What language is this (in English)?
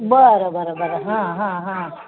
Marathi